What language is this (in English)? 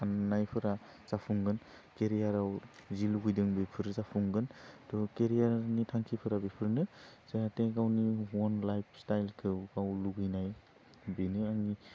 Bodo